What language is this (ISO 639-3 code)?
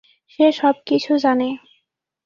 ben